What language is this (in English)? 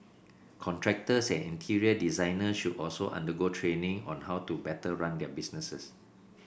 English